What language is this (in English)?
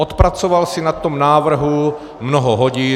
Czech